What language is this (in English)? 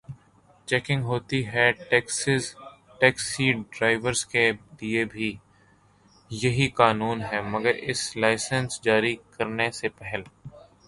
Urdu